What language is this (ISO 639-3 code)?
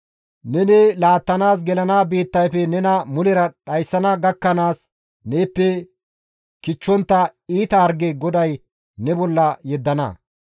gmv